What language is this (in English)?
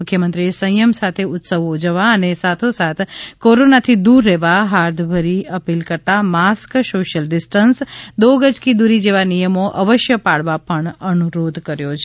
Gujarati